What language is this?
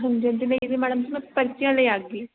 Dogri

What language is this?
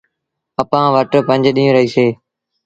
Sindhi Bhil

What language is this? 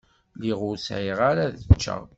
Kabyle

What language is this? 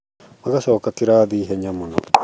Kikuyu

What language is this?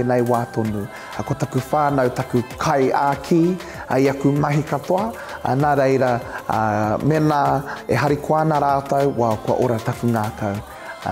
Polish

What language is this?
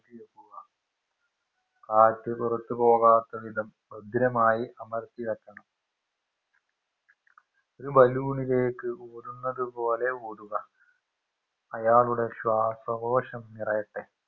Malayalam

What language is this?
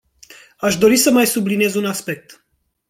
Romanian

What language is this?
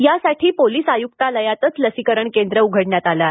Marathi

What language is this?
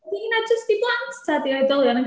Welsh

